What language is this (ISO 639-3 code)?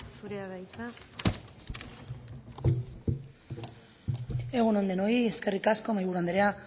eus